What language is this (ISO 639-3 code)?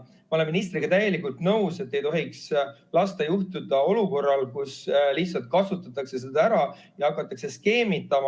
est